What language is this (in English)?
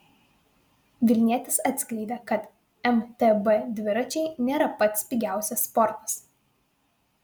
Lithuanian